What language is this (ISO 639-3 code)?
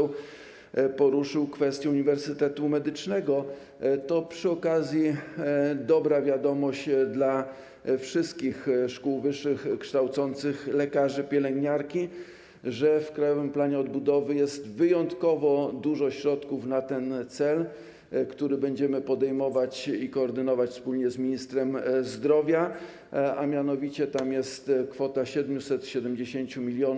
pol